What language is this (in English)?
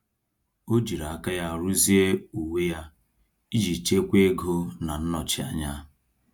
Igbo